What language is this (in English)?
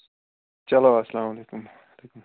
Kashmiri